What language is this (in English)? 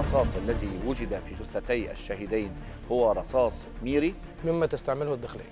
Arabic